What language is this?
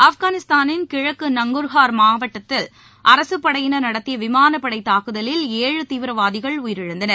Tamil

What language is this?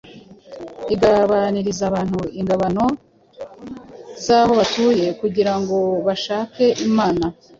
Kinyarwanda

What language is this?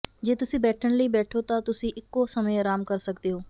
Punjabi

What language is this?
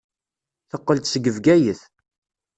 Kabyle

